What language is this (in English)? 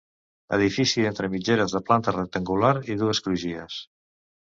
Catalan